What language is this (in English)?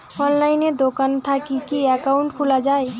Bangla